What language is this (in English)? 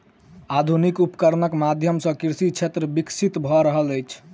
Maithili